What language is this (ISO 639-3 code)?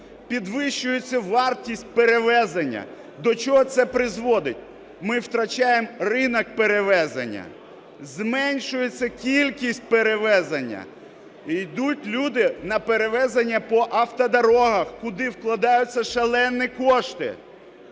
ukr